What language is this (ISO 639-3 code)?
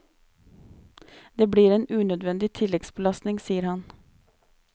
nor